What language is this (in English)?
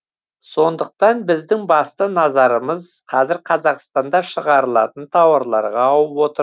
Kazakh